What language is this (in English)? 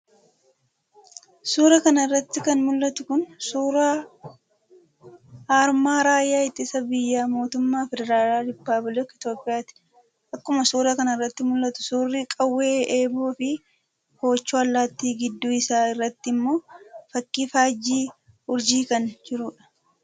Oromo